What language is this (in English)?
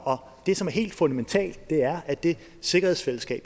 Danish